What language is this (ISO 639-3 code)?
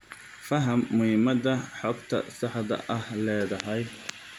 som